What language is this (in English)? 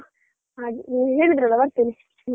Kannada